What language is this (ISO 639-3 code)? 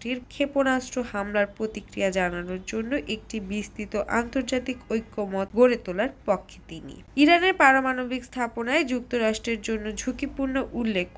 ben